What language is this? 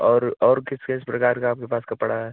Hindi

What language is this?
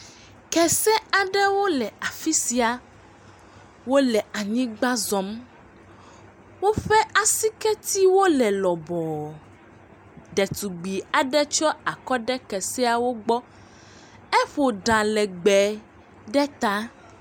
Ewe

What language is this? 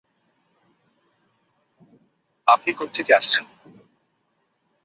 Bangla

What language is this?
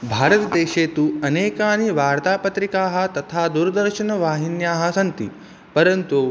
Sanskrit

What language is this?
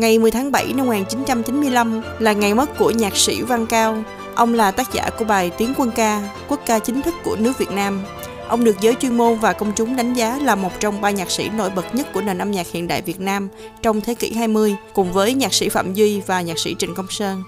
Vietnamese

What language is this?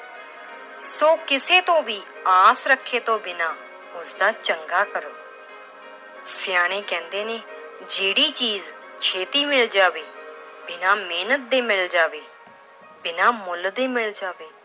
Punjabi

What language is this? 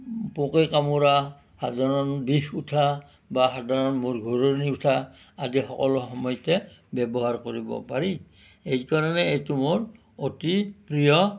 Assamese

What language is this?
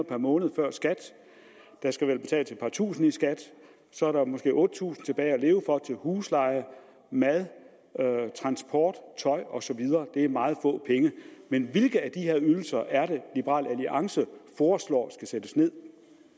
Danish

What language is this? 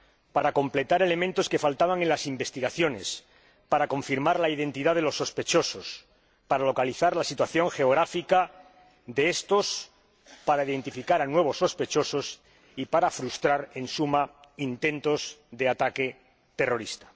Spanish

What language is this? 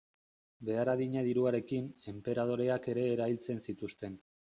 Basque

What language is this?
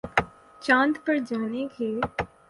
Urdu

